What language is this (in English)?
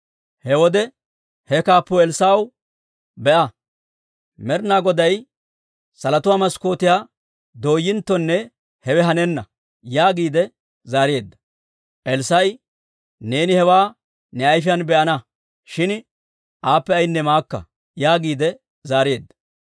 Dawro